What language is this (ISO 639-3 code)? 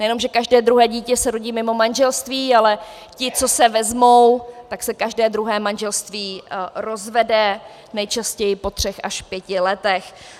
ces